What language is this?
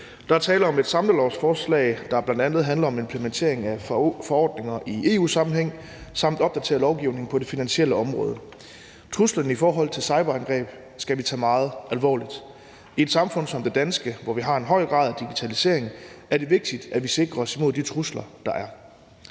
Danish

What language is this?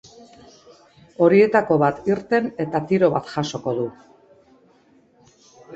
Basque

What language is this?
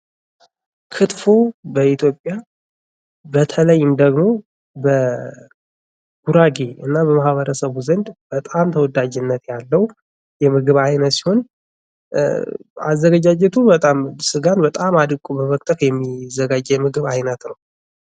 Amharic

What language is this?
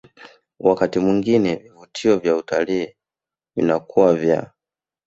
Swahili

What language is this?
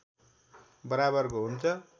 Nepali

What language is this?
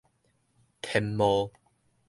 Min Nan Chinese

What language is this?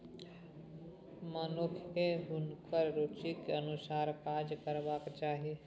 Maithili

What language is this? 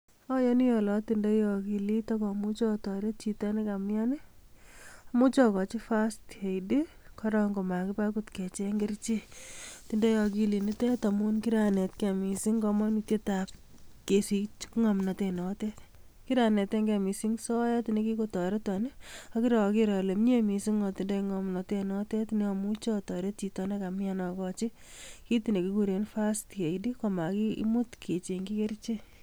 Kalenjin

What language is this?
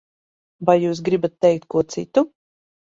Latvian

